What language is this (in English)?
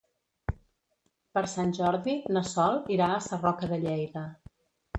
Catalan